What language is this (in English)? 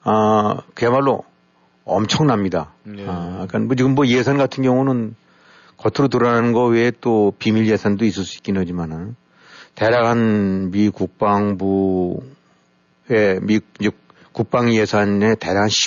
Korean